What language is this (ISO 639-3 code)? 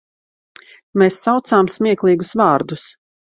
lav